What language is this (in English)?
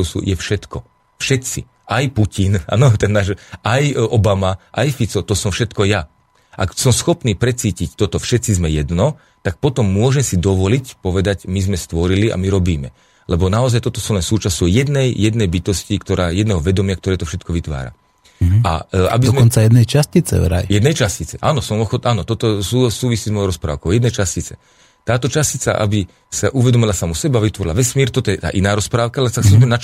Slovak